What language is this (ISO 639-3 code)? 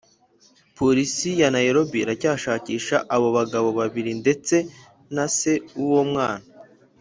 kin